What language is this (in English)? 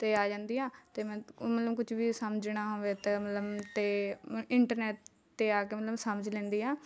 Punjabi